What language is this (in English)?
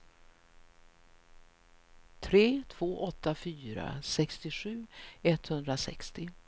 Swedish